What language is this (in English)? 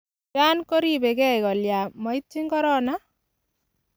Kalenjin